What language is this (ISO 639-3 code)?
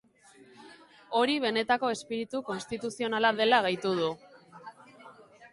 eus